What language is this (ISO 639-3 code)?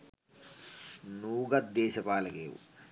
sin